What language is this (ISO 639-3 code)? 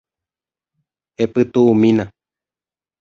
grn